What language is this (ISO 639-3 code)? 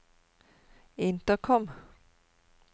nor